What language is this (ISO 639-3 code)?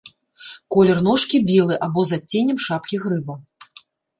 bel